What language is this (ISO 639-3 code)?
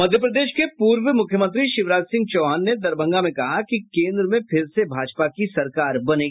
hin